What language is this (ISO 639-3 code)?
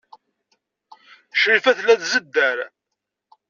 kab